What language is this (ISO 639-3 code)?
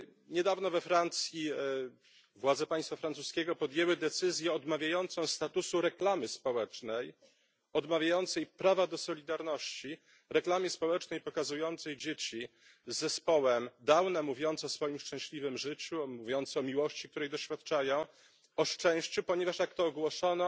pol